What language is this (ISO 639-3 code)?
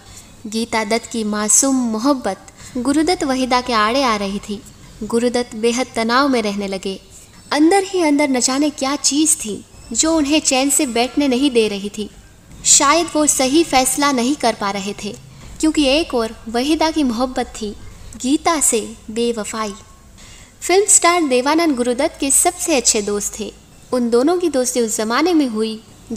hin